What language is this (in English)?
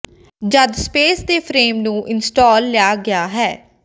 Punjabi